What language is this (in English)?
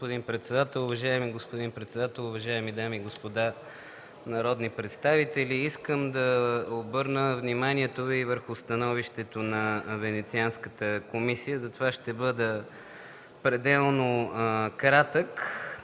Bulgarian